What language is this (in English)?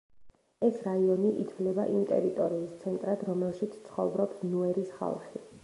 Georgian